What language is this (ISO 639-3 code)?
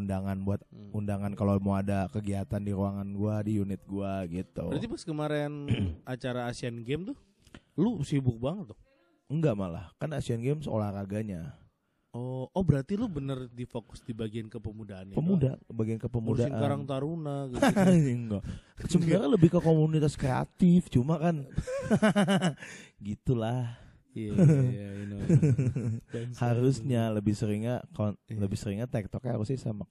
ind